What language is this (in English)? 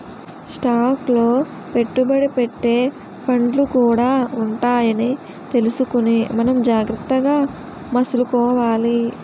Telugu